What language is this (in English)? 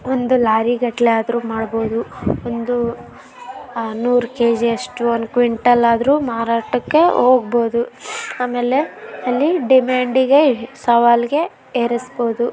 Kannada